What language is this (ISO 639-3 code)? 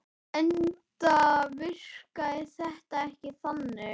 isl